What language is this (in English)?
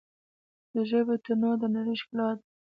Pashto